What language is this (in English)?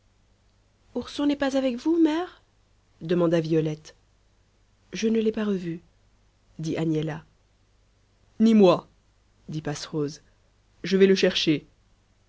French